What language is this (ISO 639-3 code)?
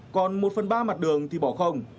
vie